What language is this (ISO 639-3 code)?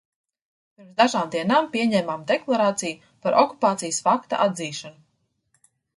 lav